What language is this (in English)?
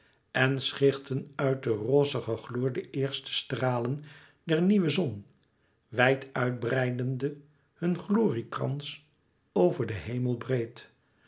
Dutch